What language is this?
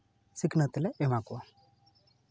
Santali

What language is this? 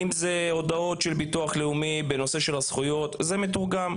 Hebrew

